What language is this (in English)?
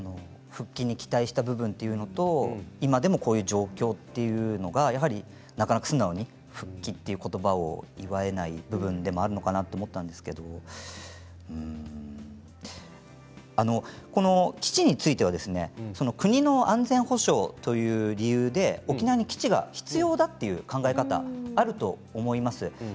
Japanese